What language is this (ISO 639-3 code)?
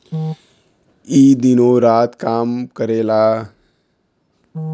bho